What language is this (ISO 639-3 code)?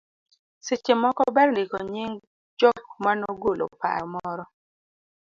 luo